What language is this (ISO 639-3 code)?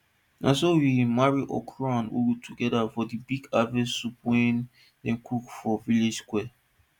pcm